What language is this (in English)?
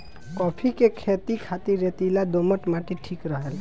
Bhojpuri